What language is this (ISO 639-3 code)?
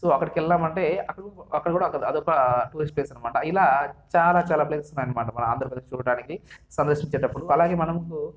tel